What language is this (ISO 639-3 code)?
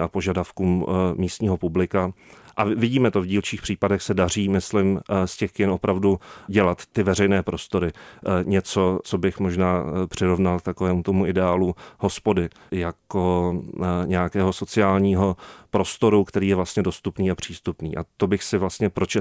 ces